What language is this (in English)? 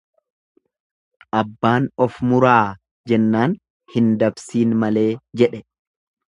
Oromo